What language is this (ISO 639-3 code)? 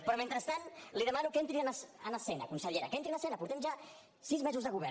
cat